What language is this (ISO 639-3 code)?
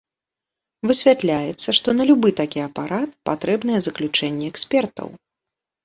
bel